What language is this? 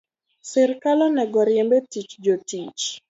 Luo (Kenya and Tanzania)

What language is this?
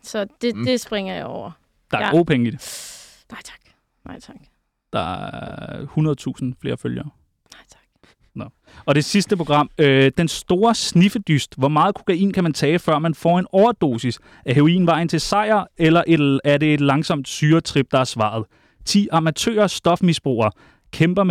Danish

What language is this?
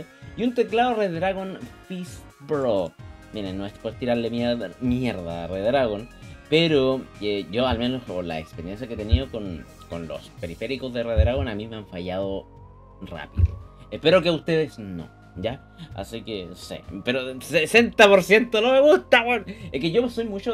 Spanish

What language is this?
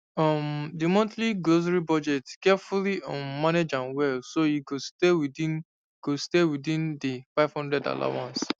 Nigerian Pidgin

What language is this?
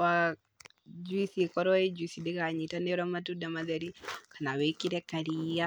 Kikuyu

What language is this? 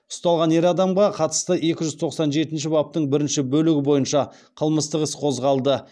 Kazakh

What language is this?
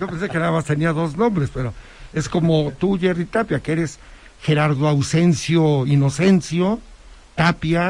Spanish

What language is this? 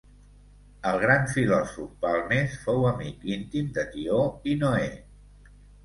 Catalan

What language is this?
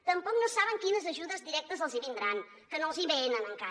Catalan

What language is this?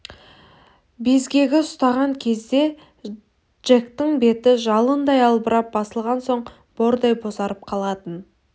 Kazakh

